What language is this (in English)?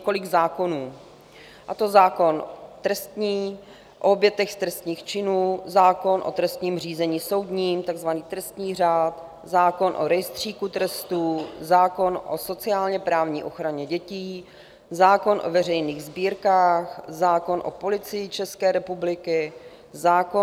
Czech